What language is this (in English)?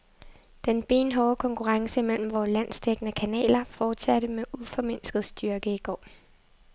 Danish